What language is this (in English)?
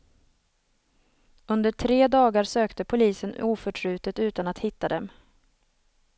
Swedish